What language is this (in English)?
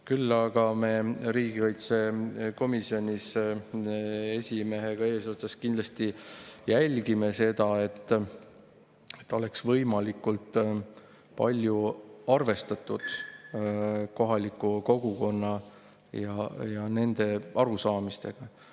Estonian